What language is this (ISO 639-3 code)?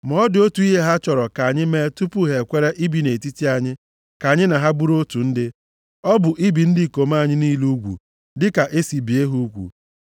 ibo